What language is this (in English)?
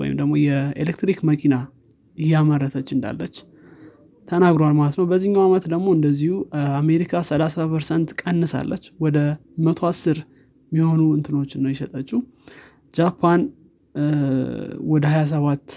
Amharic